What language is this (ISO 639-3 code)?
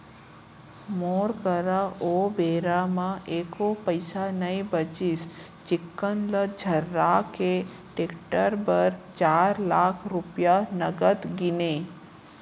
hne